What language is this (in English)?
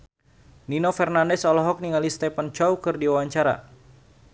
Sundanese